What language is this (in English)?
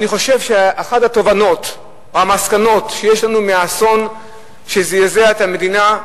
Hebrew